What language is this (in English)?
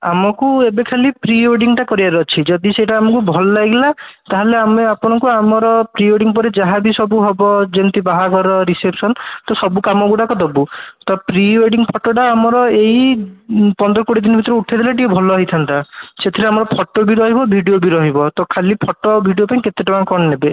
Odia